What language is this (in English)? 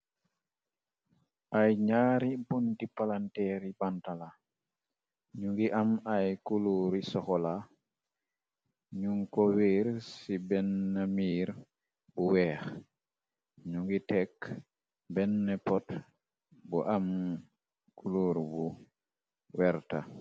Wolof